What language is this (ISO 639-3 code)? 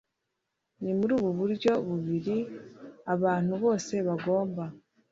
kin